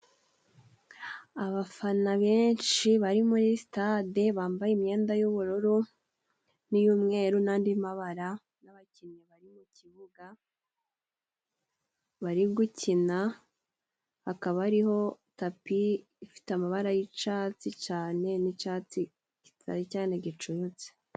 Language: Kinyarwanda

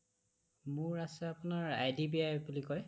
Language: Assamese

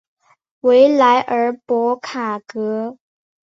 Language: Chinese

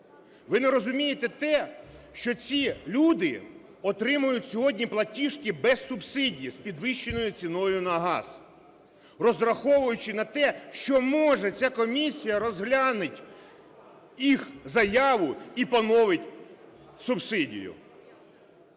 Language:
Ukrainian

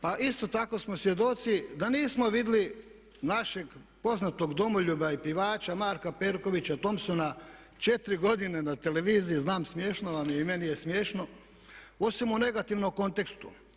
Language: Croatian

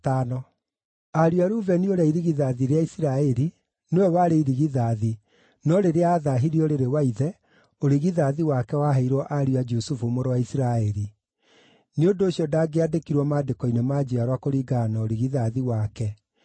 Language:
Kikuyu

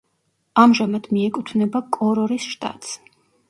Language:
Georgian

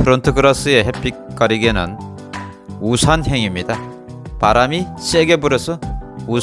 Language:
Korean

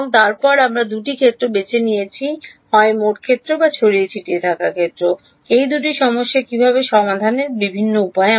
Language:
Bangla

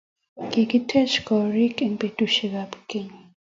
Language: Kalenjin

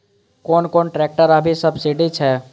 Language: Maithili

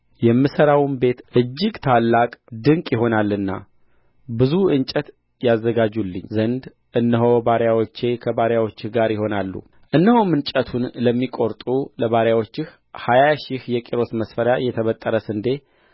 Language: Amharic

